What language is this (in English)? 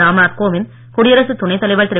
Tamil